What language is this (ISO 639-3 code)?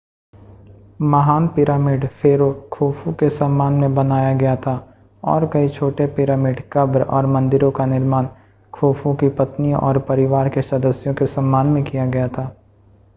hin